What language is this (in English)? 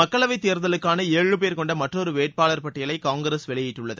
Tamil